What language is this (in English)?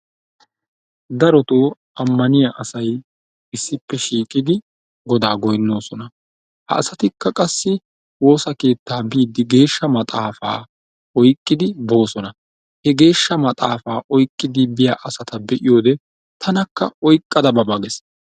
Wolaytta